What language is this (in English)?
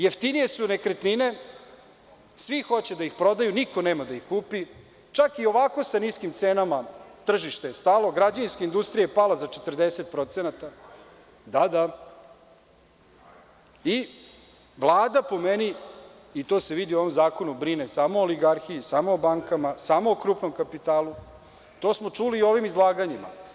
Serbian